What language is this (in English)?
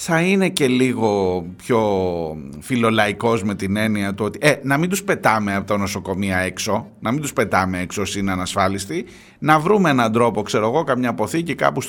Greek